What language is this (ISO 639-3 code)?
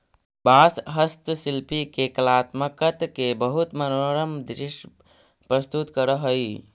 mag